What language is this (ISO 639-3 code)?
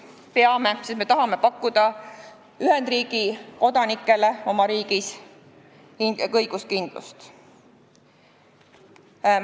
est